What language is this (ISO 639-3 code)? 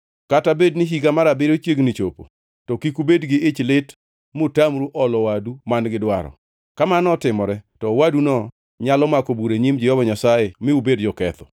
luo